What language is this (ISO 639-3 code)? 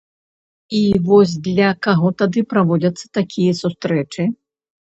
bel